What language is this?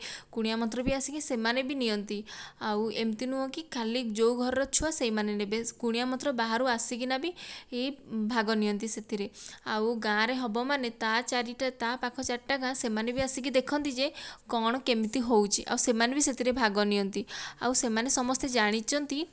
Odia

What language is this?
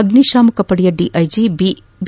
Kannada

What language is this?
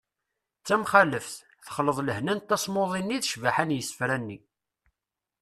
Kabyle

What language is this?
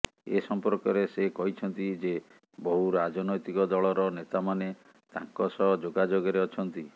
Odia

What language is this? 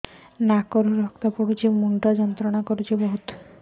Odia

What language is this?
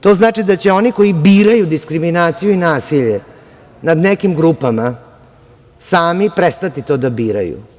Serbian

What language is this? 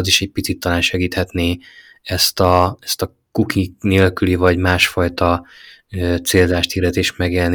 Hungarian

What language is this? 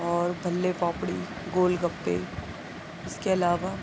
Urdu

